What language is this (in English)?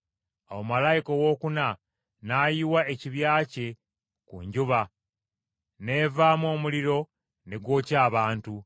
Ganda